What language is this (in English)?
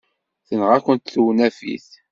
Kabyle